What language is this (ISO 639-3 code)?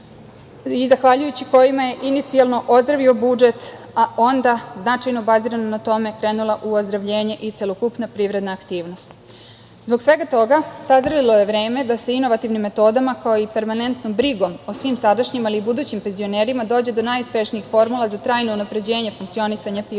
srp